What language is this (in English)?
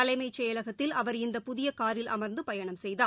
Tamil